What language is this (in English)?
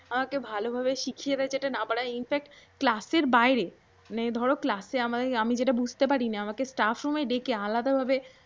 Bangla